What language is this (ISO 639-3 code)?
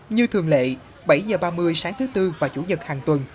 vie